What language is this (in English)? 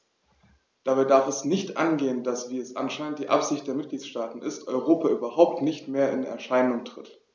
German